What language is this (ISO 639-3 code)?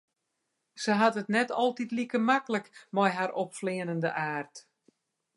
fry